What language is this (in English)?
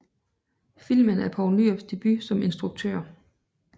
Danish